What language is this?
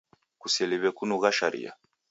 Taita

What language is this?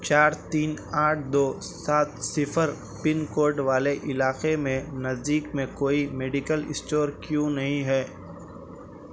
Urdu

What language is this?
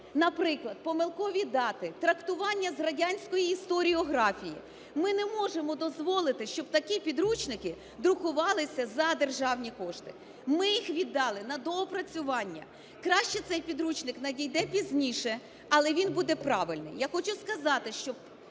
Ukrainian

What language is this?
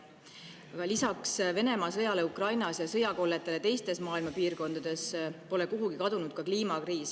Estonian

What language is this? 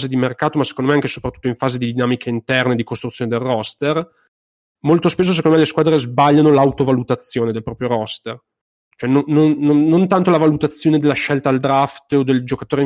Italian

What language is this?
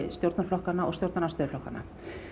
Icelandic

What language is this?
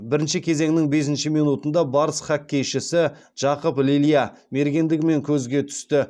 Kazakh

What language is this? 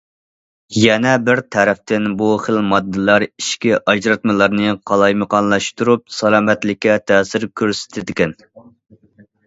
Uyghur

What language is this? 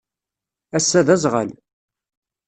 Kabyle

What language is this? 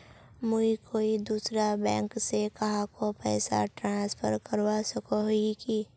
Magahi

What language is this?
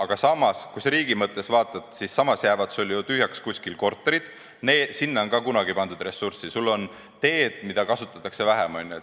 Estonian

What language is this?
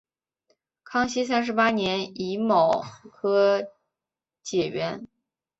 Chinese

